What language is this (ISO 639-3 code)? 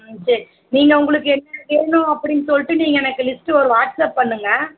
tam